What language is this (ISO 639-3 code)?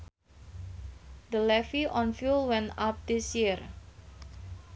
sun